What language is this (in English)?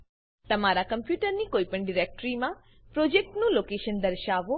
Gujarati